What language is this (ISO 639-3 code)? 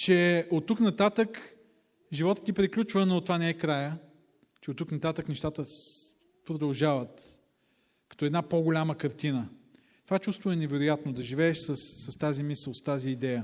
bul